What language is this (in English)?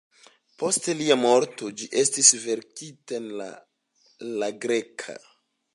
Esperanto